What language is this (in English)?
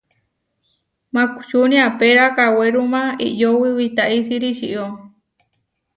Huarijio